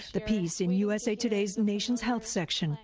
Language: English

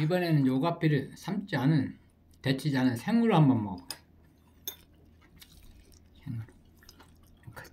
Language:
Korean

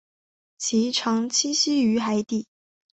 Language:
Chinese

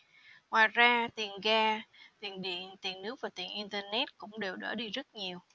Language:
Vietnamese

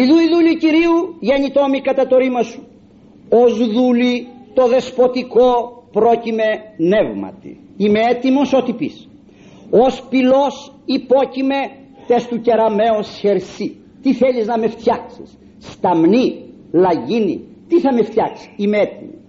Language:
Greek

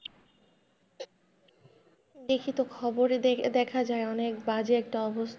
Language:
Bangla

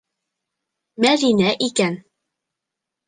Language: Bashkir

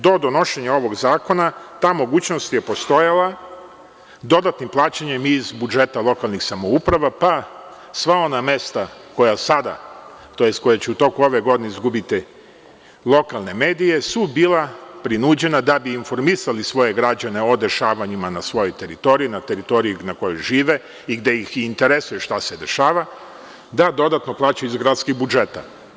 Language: Serbian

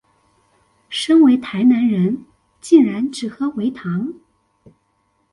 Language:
Chinese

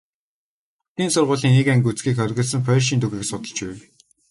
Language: Mongolian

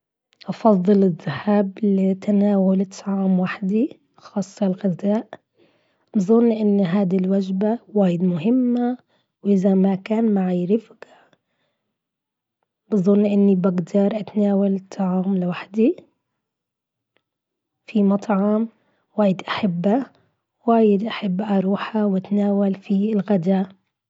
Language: Gulf Arabic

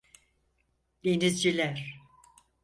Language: Turkish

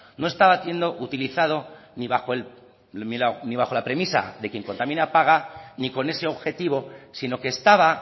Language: Spanish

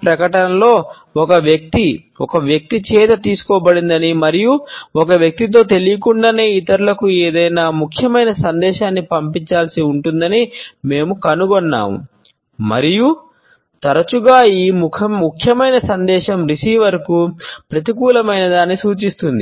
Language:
Telugu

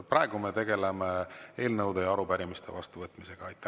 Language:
Estonian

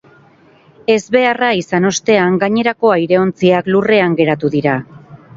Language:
Basque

